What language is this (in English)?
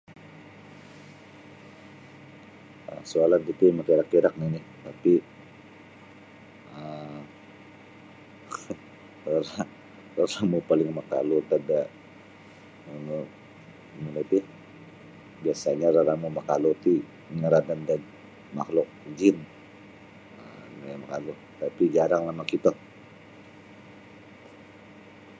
Sabah Bisaya